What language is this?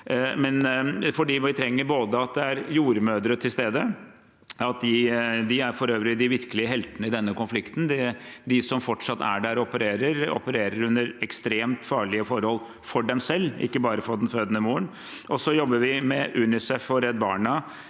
Norwegian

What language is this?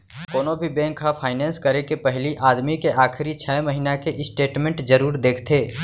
Chhattisgarhi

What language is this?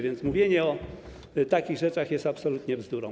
Polish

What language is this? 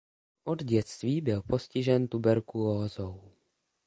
Czech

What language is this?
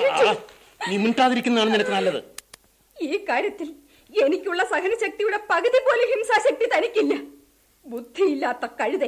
Malayalam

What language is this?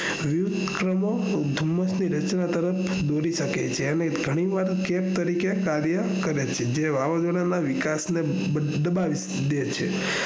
Gujarati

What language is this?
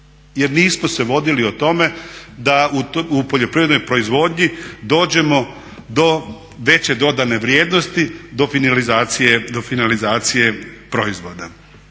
Croatian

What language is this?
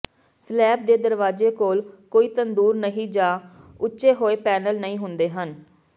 Punjabi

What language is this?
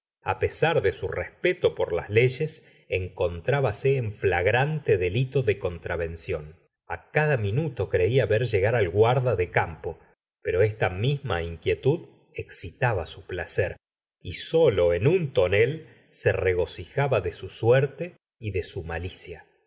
Spanish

